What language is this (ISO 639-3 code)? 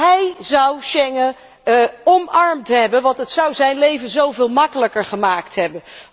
nld